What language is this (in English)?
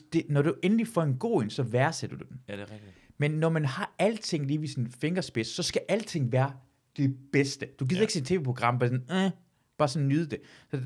Danish